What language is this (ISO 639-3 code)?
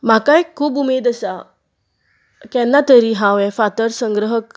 kok